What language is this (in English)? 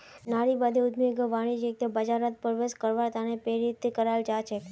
Magahi